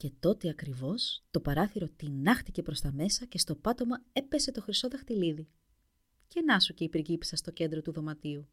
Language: Greek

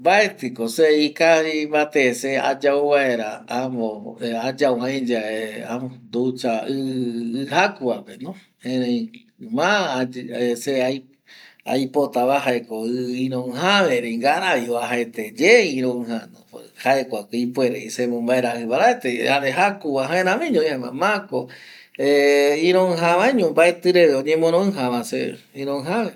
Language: Eastern Bolivian Guaraní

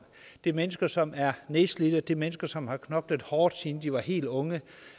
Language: Danish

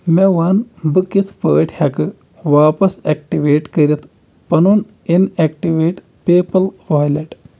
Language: Kashmiri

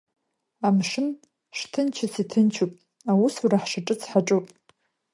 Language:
Abkhazian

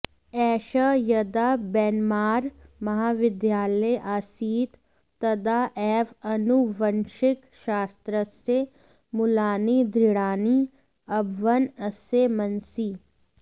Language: Sanskrit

